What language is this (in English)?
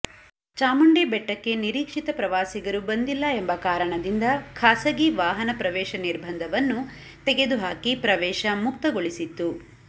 Kannada